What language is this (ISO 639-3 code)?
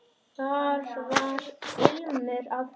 isl